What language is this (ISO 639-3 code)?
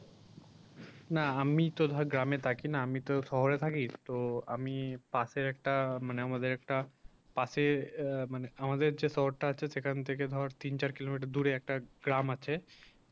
ben